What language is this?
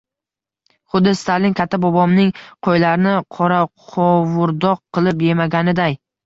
Uzbek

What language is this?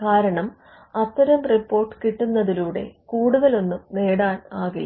Malayalam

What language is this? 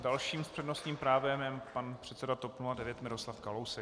Czech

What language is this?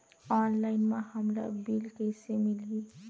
Chhattisgarhi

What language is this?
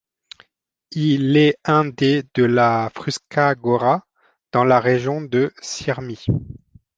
French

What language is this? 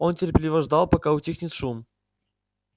Russian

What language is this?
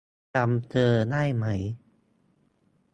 Thai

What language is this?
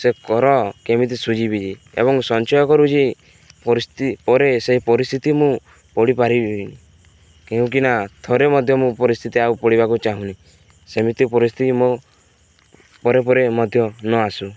Odia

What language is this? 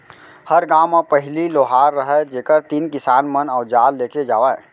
Chhattisgarhi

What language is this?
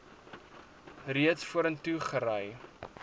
Afrikaans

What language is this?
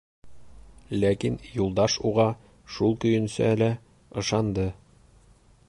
Bashkir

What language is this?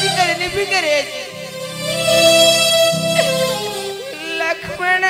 Arabic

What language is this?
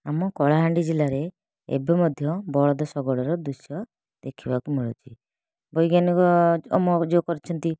Odia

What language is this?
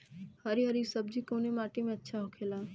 Bhojpuri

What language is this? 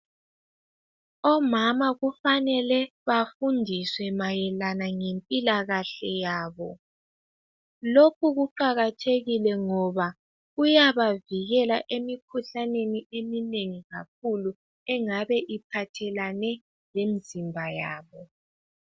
North Ndebele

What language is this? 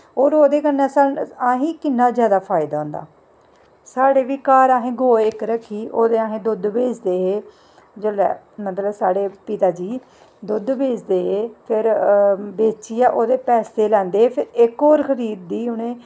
Dogri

